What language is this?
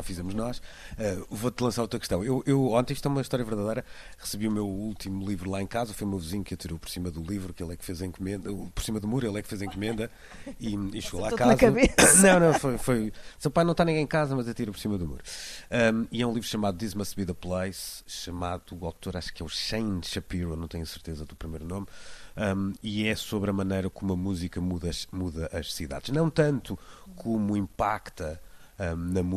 Portuguese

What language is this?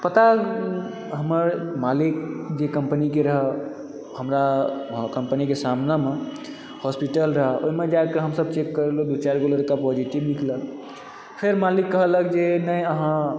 Maithili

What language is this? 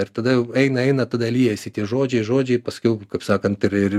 Lithuanian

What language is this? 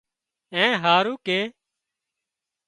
Wadiyara Koli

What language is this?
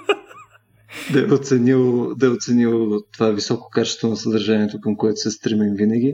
Bulgarian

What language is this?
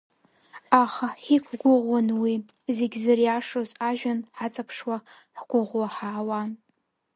Abkhazian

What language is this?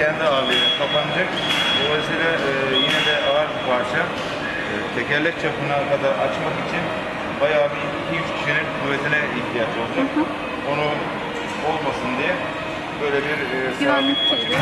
Turkish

